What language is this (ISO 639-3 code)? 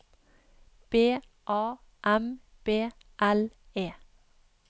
nor